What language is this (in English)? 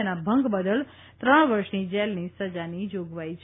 Gujarati